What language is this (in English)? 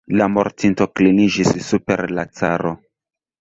Esperanto